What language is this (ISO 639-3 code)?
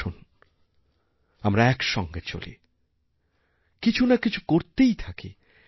ben